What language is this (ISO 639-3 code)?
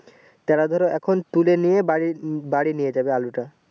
ben